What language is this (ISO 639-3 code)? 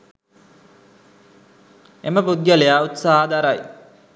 sin